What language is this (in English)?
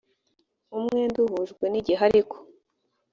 Kinyarwanda